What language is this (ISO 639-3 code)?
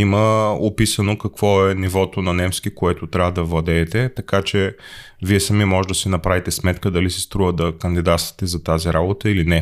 bul